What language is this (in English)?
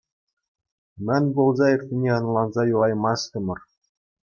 Chuvash